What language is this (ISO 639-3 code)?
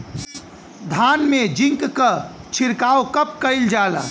bho